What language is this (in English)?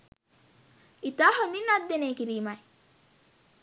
Sinhala